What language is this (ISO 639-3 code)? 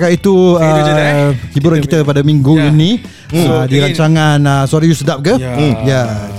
msa